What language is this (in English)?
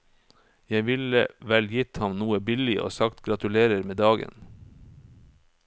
Norwegian